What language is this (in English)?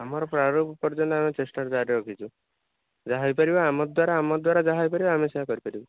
Odia